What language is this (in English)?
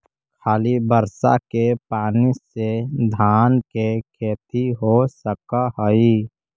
Magahi